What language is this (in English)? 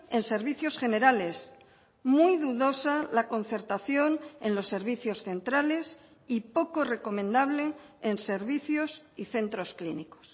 Spanish